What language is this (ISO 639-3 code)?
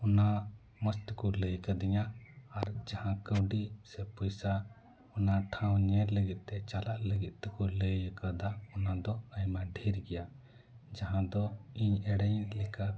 sat